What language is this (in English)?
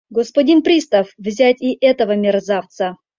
Mari